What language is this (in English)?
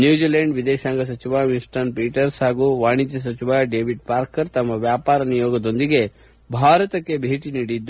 Kannada